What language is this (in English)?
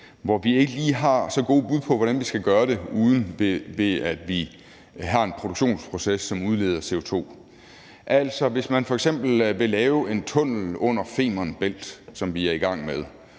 Danish